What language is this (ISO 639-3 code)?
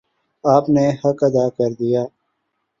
urd